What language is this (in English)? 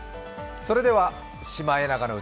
Japanese